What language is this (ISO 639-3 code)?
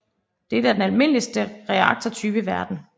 dan